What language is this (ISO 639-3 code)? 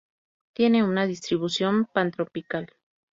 spa